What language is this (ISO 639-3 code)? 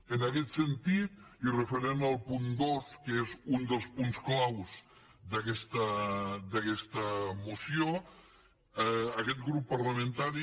cat